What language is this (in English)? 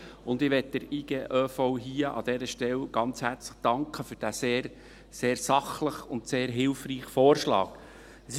Swiss German